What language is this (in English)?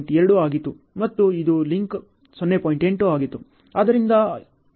Kannada